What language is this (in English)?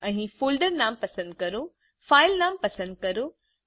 Gujarati